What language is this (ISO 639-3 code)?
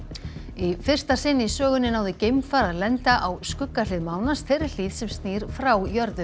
isl